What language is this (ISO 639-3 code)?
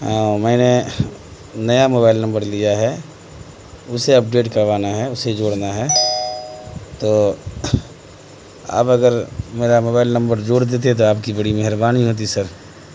urd